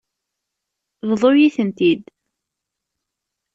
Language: Kabyle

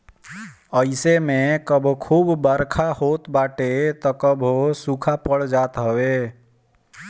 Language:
Bhojpuri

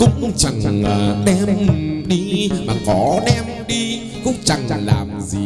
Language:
Vietnamese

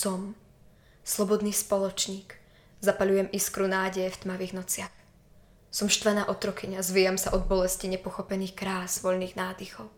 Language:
Slovak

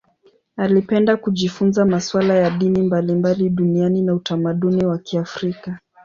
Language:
Swahili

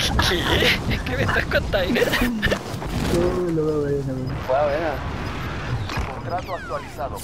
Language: Spanish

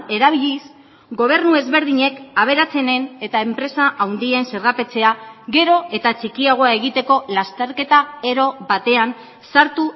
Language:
Basque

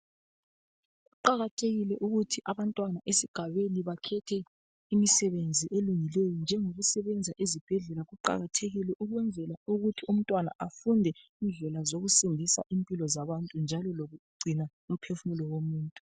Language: North Ndebele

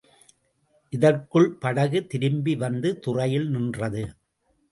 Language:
Tamil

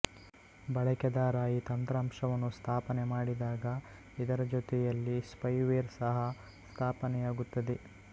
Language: Kannada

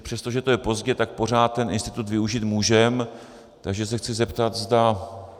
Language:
Czech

